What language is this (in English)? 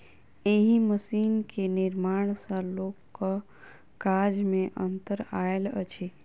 Maithili